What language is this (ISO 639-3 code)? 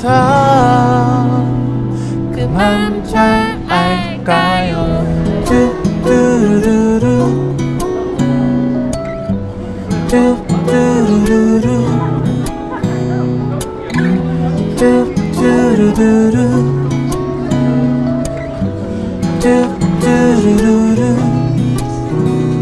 kor